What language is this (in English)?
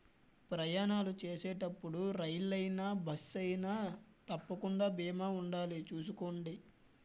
Telugu